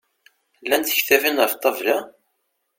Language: Kabyle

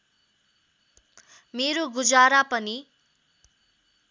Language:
Nepali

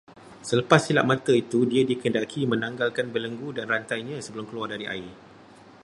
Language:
Malay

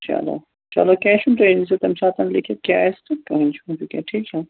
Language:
Kashmiri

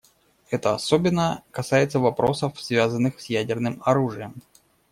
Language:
Russian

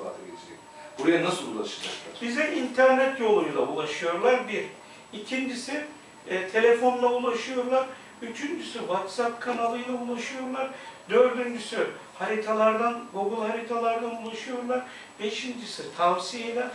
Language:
Turkish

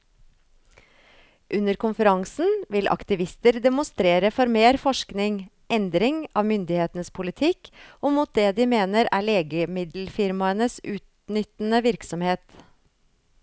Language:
Norwegian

